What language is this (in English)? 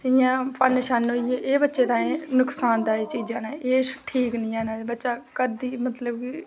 Dogri